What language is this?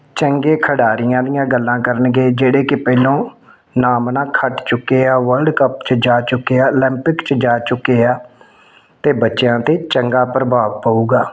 Punjabi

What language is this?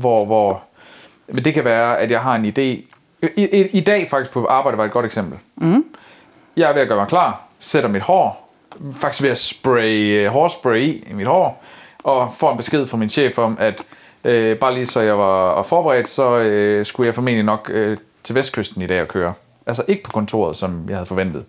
Danish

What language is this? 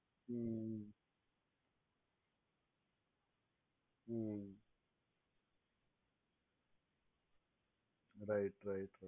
Gujarati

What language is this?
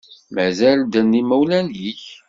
Kabyle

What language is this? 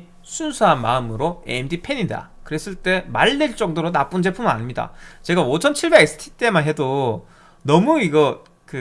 Korean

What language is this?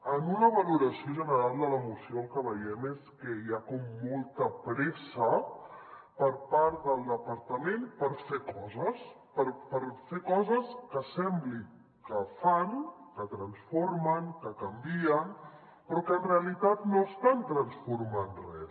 Catalan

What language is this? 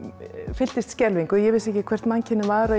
Icelandic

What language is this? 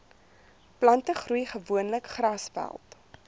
Afrikaans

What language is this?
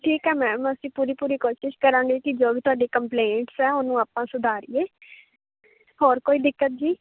Punjabi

